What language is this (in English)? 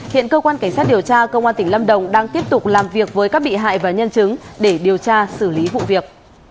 Vietnamese